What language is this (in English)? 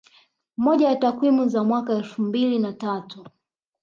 Swahili